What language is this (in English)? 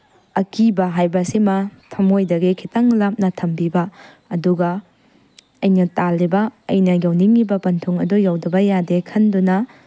Manipuri